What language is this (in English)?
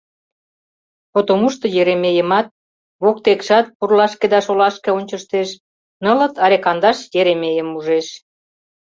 Mari